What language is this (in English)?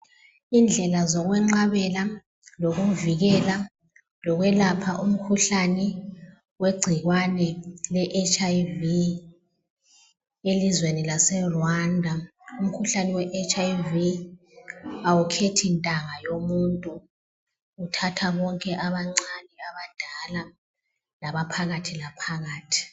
North Ndebele